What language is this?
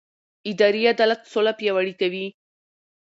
Pashto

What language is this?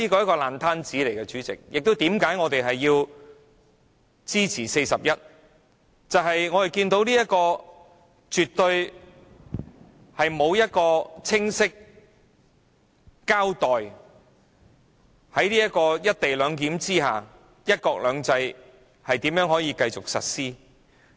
Cantonese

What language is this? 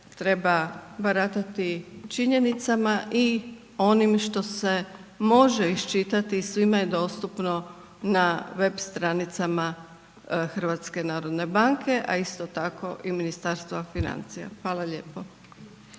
Croatian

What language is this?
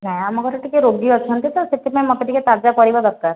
Odia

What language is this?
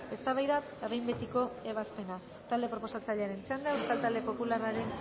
Basque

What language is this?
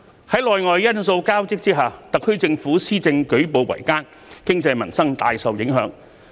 Cantonese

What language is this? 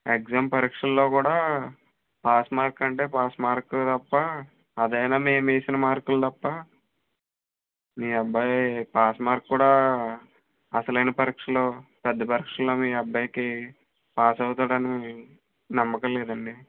Telugu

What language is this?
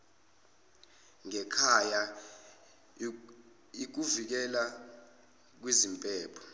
Zulu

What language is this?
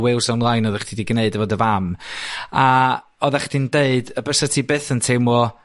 Welsh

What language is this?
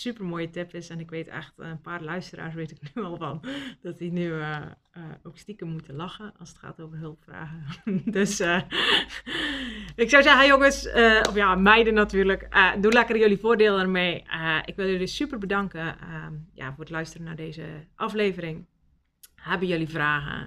Dutch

